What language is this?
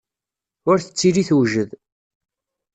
Kabyle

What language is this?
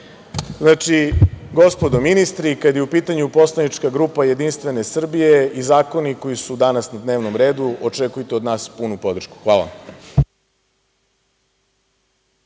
Serbian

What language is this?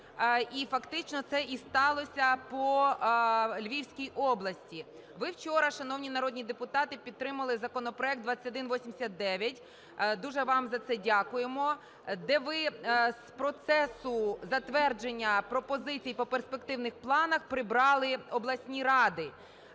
Ukrainian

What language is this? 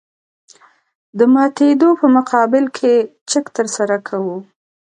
Pashto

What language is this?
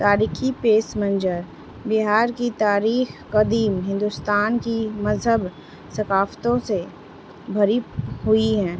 Urdu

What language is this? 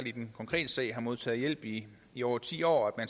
Danish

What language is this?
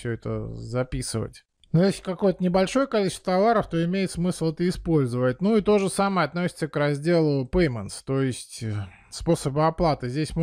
Russian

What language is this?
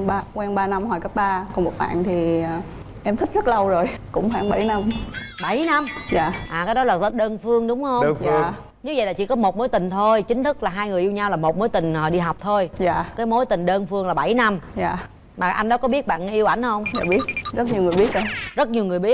Vietnamese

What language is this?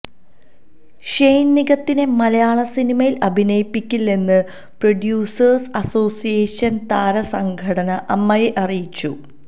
Malayalam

